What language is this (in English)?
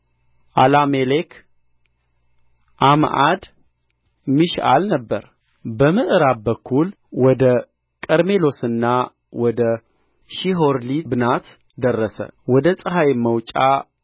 Amharic